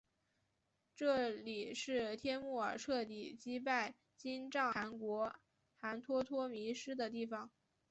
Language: Chinese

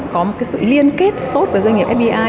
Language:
Vietnamese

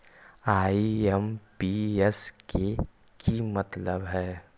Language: Magahi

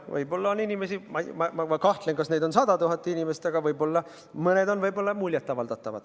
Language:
Estonian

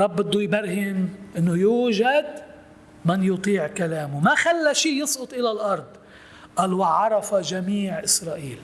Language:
Arabic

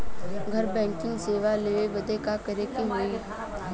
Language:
Bhojpuri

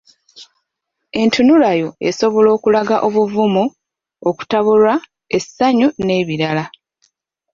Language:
Ganda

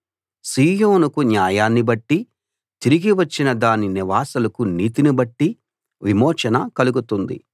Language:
Telugu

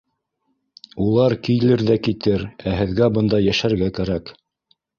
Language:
Bashkir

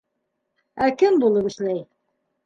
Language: Bashkir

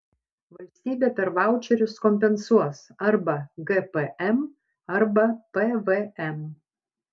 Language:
Lithuanian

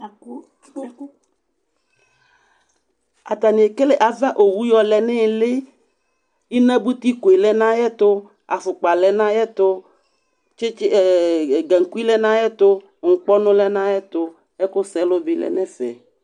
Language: Ikposo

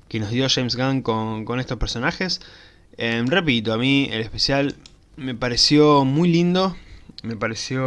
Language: Spanish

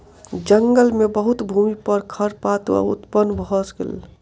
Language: Maithili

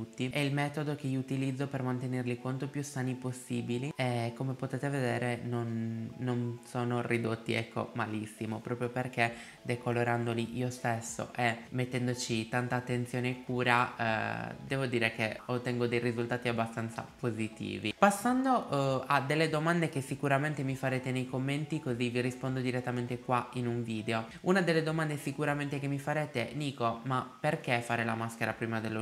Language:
Italian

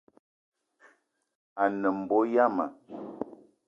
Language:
Eton (Cameroon)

